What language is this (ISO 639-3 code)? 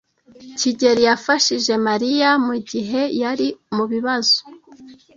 kin